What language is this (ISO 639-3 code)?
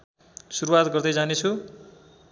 nep